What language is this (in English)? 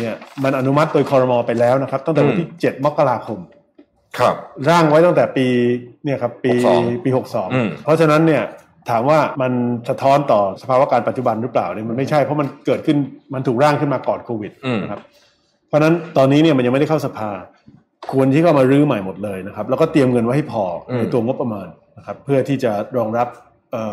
Thai